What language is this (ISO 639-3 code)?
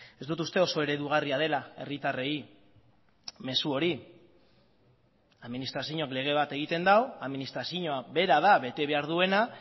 eus